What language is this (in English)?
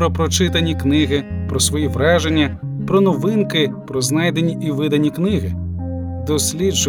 Ukrainian